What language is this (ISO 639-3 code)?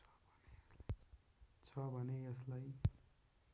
nep